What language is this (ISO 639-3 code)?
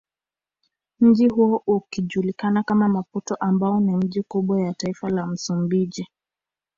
swa